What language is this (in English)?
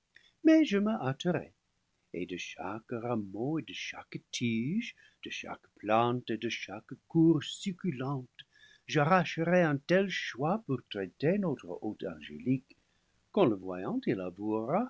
French